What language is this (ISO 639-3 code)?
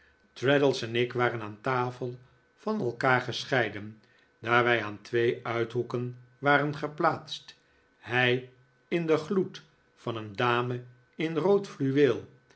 nld